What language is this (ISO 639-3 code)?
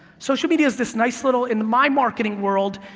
eng